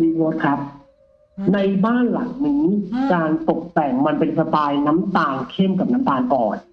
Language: Thai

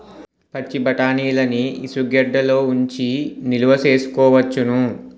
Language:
Telugu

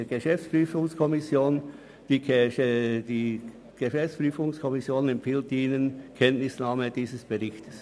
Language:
Swiss German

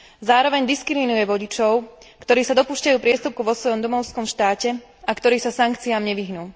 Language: Slovak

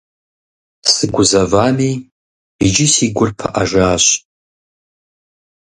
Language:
Kabardian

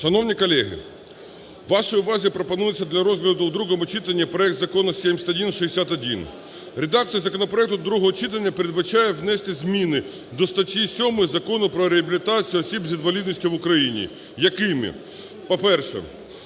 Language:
Ukrainian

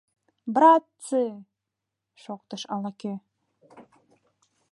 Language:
Mari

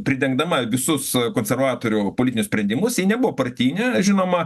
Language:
Lithuanian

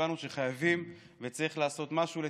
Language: Hebrew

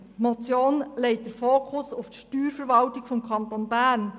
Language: Swiss German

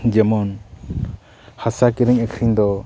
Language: Santali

